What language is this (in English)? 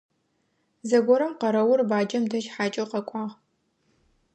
Adyghe